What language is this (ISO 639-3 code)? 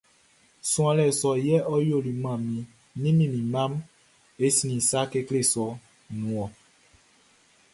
bci